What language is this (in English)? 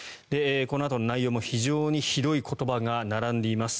Japanese